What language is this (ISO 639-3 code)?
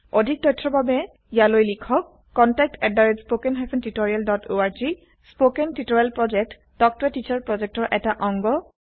asm